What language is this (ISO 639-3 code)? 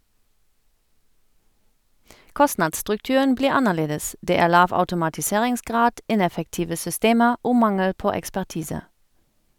nor